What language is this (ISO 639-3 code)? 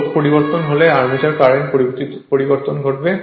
ben